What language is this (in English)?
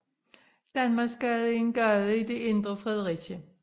Danish